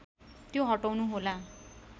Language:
Nepali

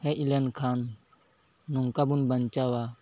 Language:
Santali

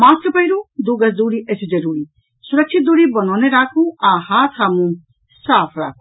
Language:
Maithili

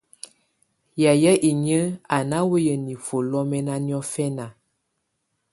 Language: Tunen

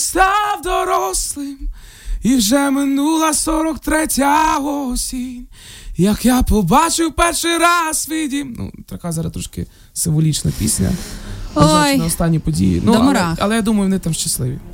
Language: Ukrainian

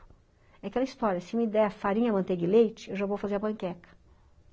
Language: Portuguese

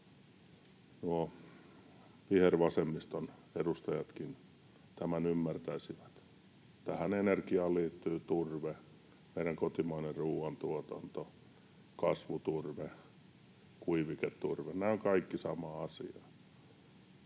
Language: Finnish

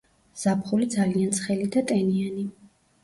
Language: Georgian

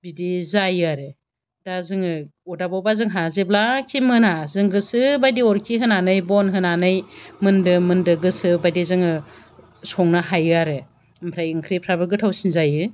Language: Bodo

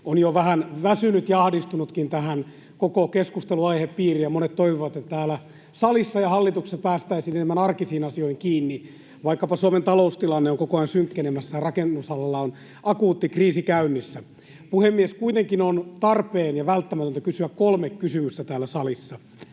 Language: Finnish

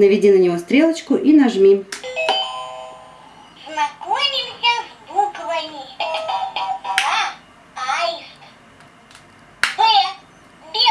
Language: Russian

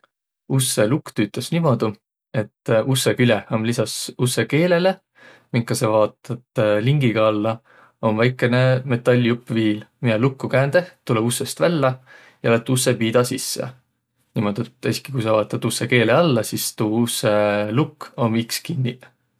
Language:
Võro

